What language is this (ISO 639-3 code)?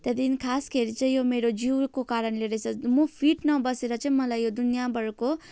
nep